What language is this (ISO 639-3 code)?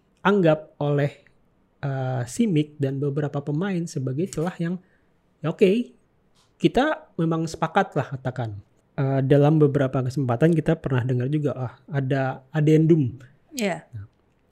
ind